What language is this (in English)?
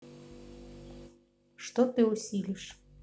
Russian